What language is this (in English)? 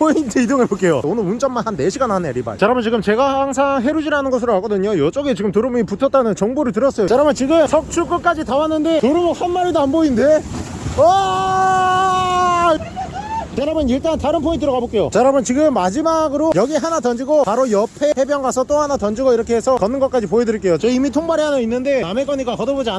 Korean